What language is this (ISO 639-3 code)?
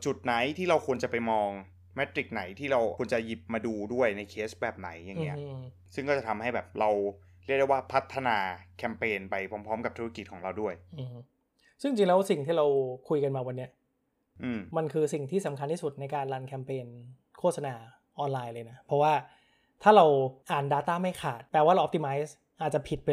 tha